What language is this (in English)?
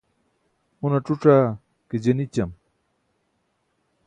Burushaski